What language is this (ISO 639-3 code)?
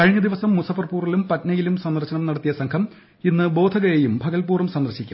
mal